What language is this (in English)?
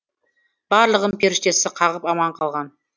Kazakh